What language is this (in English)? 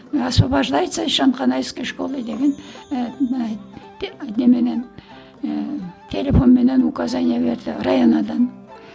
Kazakh